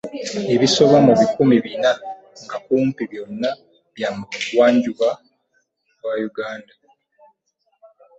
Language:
Ganda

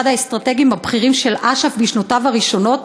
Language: Hebrew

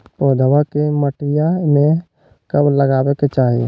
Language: Magahi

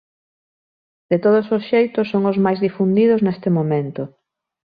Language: Galician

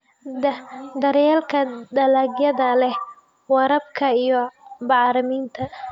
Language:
Somali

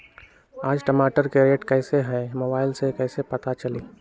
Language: Magahi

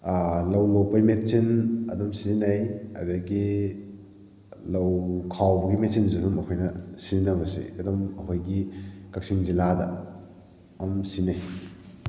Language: Manipuri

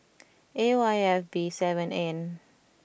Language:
English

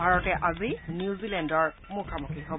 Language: Assamese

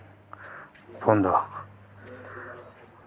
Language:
Dogri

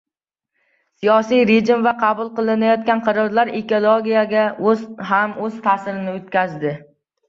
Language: Uzbek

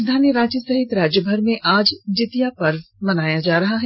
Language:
Hindi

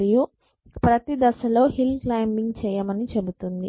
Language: Telugu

